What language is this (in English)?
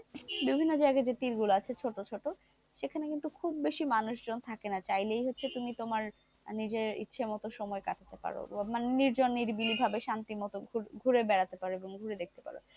Bangla